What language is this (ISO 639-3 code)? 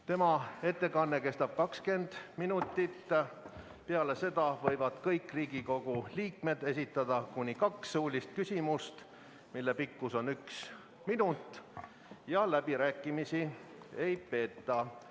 est